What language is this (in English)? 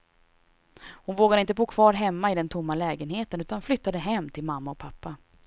Swedish